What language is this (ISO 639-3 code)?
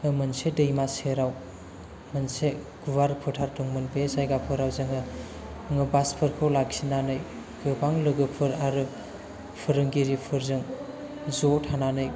brx